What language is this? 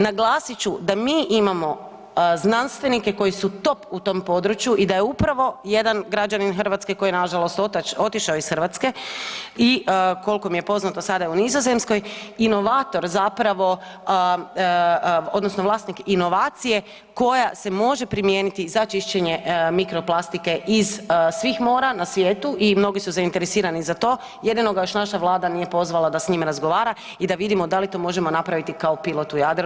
Croatian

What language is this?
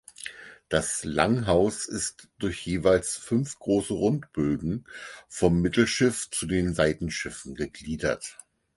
German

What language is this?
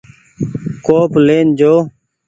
Goaria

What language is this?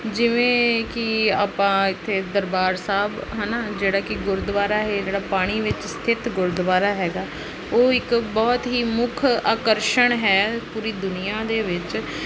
Punjabi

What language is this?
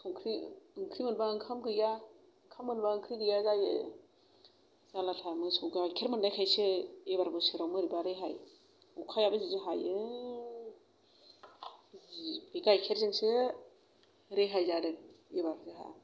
Bodo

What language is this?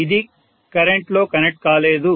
Telugu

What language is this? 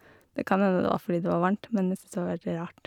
Norwegian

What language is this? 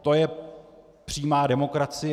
Czech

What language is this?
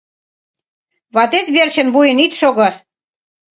Mari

